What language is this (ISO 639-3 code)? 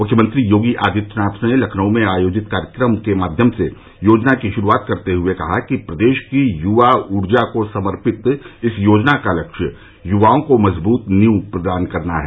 hin